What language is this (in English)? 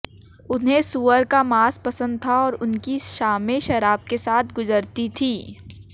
Hindi